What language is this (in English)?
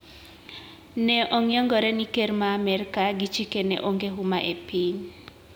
Luo (Kenya and Tanzania)